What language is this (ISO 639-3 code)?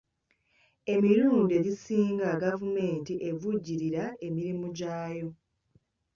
lug